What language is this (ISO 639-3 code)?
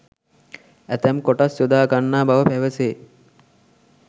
sin